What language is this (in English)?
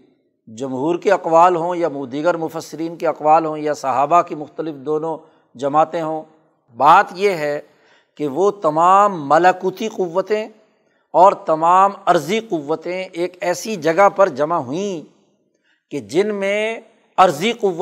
Urdu